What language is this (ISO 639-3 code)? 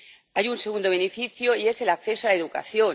spa